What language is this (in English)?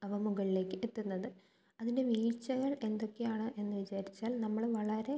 Malayalam